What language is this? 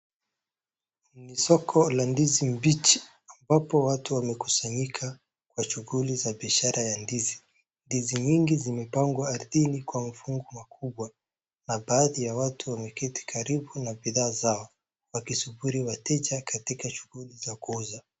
Swahili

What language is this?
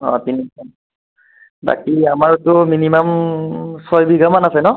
Assamese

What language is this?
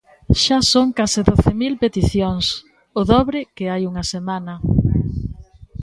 Galician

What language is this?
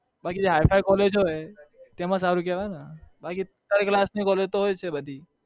Gujarati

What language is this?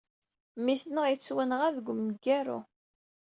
Kabyle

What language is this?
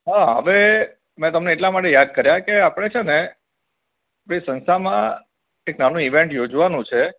Gujarati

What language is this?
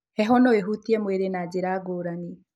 Kikuyu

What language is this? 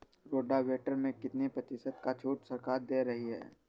Hindi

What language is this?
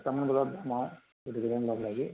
Assamese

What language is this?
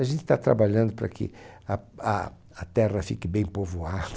Portuguese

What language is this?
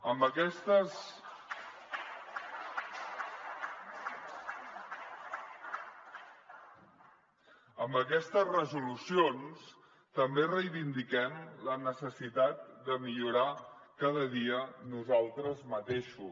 Catalan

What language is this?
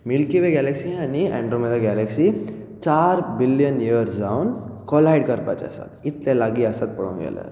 Konkani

